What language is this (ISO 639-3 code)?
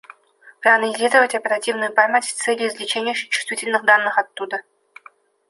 rus